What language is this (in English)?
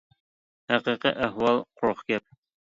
Uyghur